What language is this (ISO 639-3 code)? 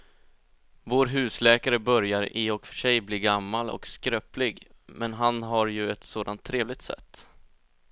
swe